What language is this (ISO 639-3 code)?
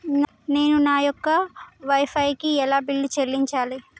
tel